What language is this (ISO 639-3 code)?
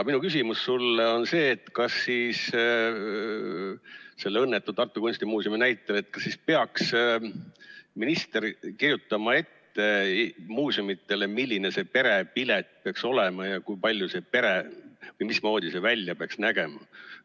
est